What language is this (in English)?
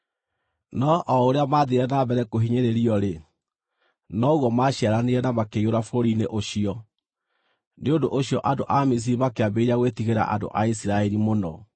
Kikuyu